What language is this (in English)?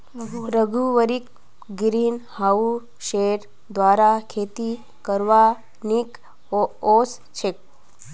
Magahi